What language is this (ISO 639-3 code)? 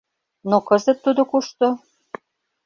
chm